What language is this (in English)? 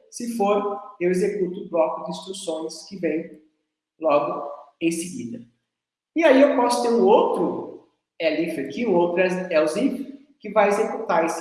Portuguese